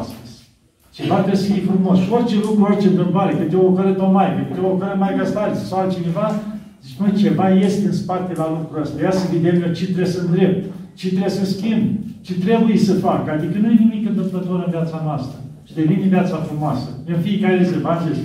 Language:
Romanian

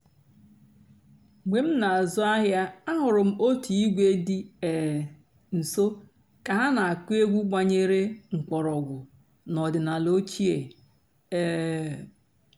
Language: Igbo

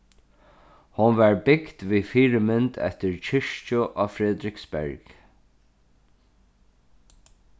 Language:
Faroese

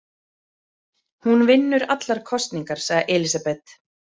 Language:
Icelandic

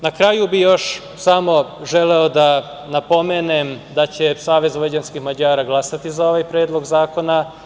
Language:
Serbian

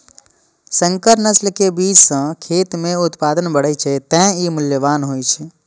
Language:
Maithili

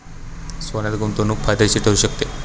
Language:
Marathi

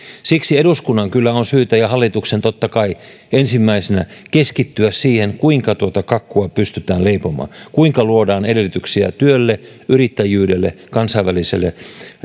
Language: Finnish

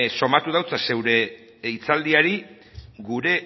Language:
Basque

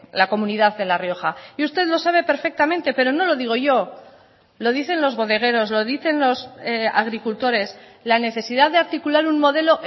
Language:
Spanish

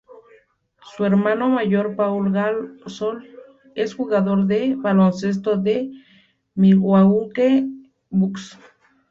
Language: Spanish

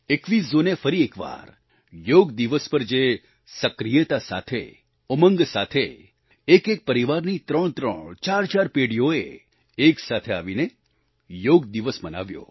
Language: Gujarati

